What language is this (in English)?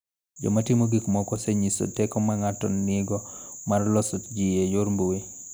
Luo (Kenya and Tanzania)